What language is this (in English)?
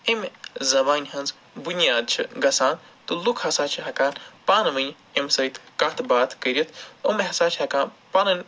Kashmiri